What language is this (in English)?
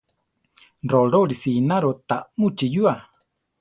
Central Tarahumara